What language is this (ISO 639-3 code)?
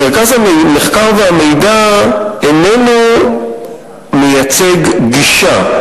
heb